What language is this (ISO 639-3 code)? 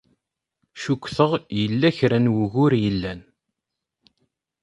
kab